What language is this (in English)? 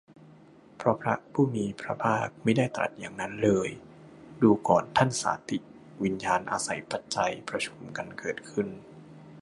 Thai